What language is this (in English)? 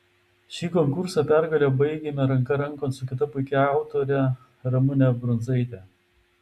Lithuanian